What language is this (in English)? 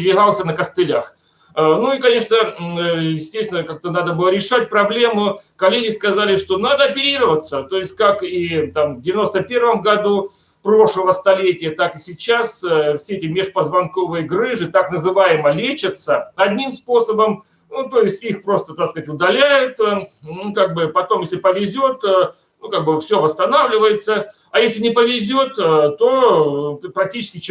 Russian